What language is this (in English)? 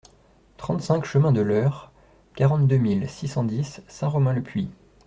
French